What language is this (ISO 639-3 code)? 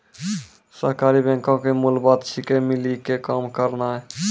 mai